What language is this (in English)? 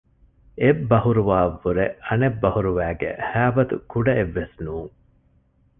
Divehi